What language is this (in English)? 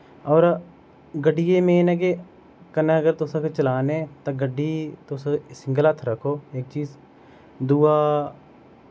Dogri